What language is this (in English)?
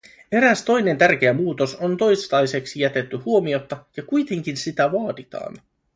Finnish